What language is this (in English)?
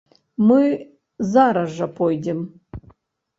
Belarusian